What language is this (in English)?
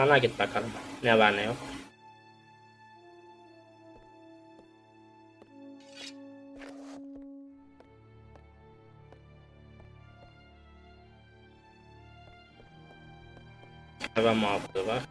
Turkish